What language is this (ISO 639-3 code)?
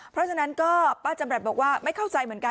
tha